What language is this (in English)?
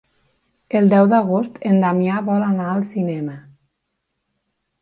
Catalan